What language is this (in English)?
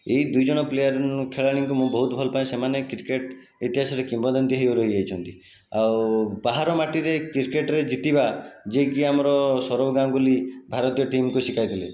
Odia